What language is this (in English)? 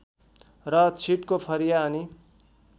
Nepali